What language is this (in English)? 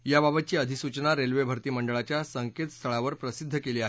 Marathi